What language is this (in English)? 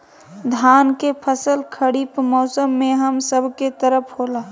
Magahi